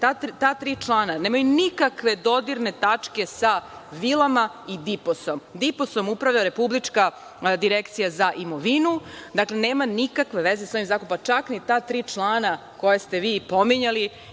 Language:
Serbian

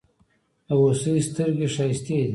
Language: Pashto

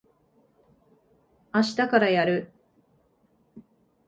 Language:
Japanese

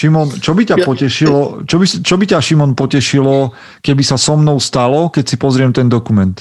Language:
Slovak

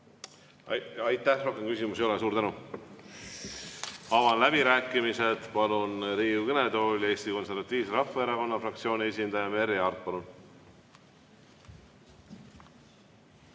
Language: Estonian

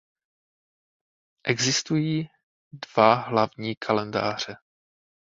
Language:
Czech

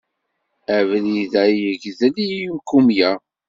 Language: Kabyle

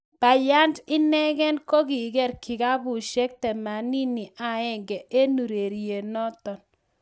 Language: Kalenjin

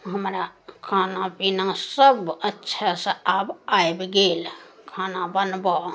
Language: Maithili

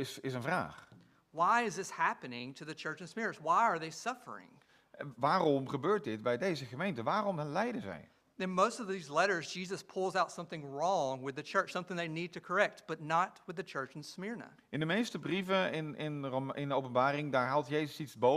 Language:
Dutch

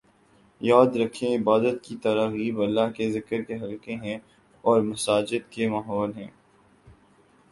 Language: Urdu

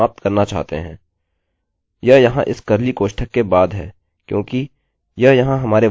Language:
Hindi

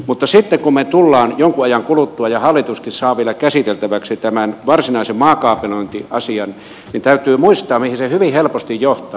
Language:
Finnish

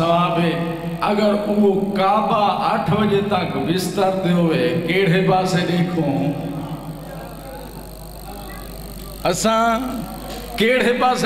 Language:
Hindi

